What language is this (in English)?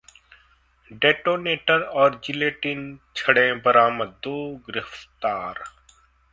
Hindi